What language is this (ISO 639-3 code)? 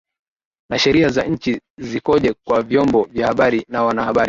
swa